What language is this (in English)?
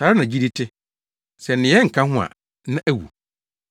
Akan